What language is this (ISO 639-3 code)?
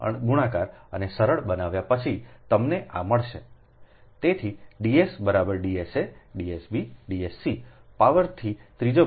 guj